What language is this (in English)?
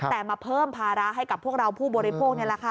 Thai